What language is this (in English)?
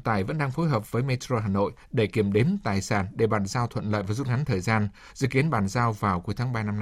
Vietnamese